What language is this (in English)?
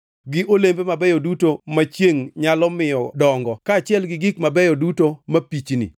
Luo (Kenya and Tanzania)